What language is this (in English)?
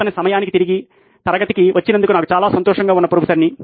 Telugu